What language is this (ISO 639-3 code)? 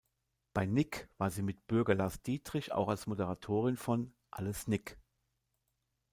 deu